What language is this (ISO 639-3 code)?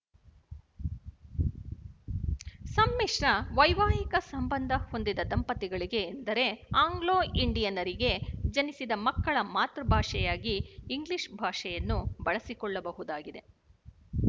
kan